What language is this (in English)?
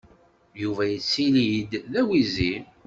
Kabyle